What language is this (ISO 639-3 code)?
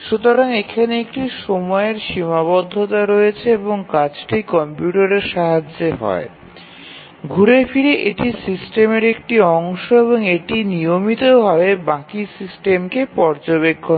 ben